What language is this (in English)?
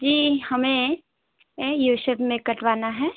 Hindi